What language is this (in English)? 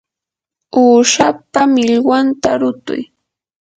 Yanahuanca Pasco Quechua